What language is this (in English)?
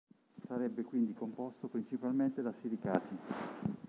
Italian